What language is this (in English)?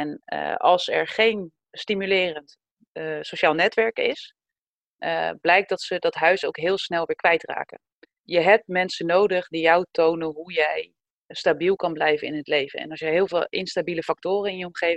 Dutch